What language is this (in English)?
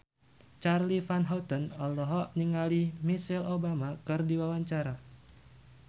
Sundanese